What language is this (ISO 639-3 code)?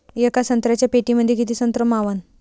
mar